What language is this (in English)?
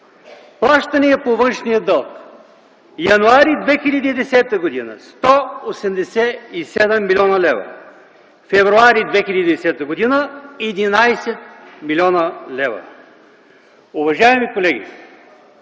Bulgarian